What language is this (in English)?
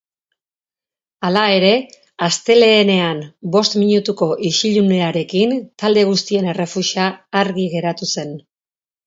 Basque